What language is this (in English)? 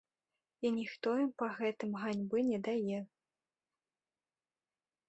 Belarusian